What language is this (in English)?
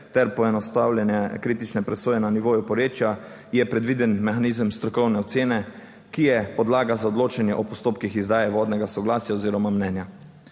Slovenian